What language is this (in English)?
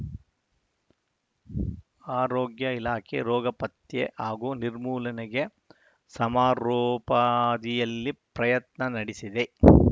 Kannada